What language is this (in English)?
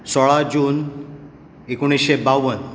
Konkani